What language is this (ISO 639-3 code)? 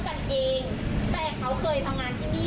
tha